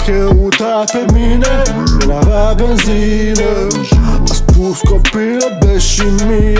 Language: Romanian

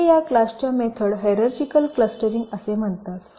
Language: Marathi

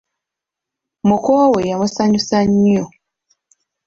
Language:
Ganda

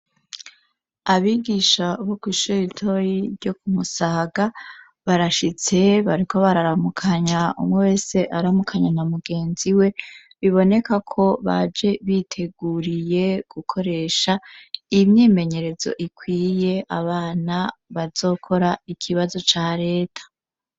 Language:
Rundi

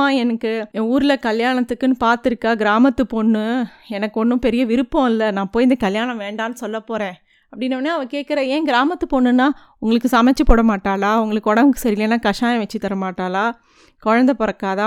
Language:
Tamil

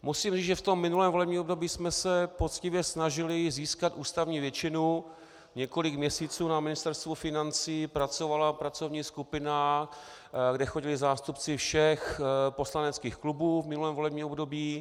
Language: Czech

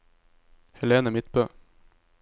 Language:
Norwegian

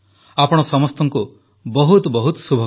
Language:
Odia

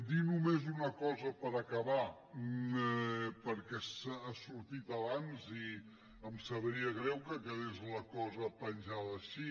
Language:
Catalan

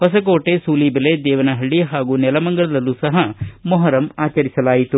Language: Kannada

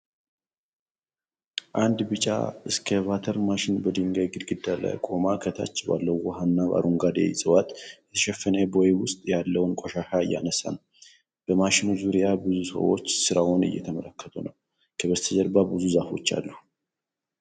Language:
Amharic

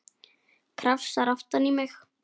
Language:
Icelandic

